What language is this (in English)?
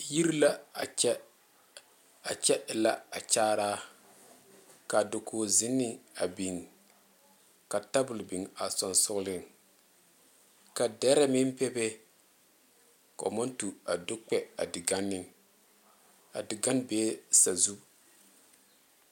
Southern Dagaare